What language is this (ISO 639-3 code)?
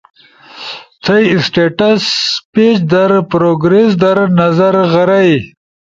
ush